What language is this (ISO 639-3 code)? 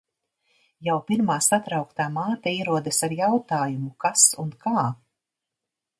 lav